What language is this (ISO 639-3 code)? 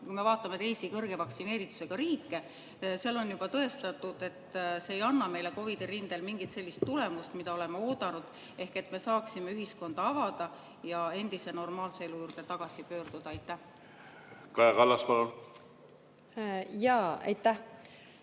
est